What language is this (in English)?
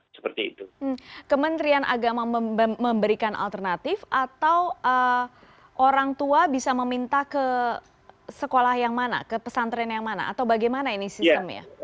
Indonesian